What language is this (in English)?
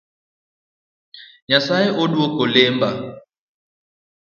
Luo (Kenya and Tanzania)